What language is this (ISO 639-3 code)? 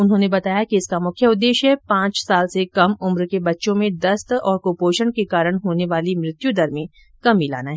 hin